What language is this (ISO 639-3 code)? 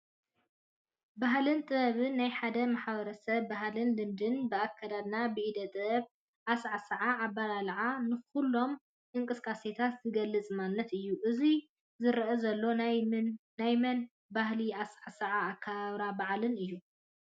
tir